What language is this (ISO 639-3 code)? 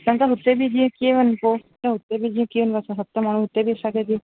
snd